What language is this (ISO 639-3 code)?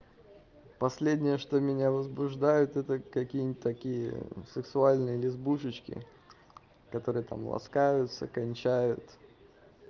rus